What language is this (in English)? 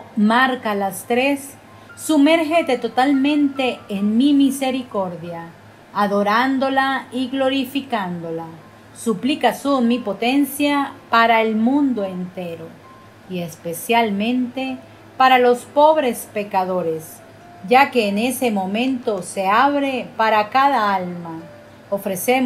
Spanish